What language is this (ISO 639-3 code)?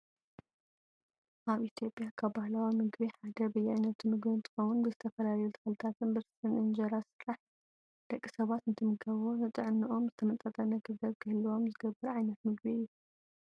tir